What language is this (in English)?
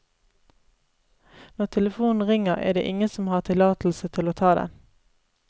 Norwegian